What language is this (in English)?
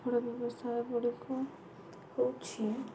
Odia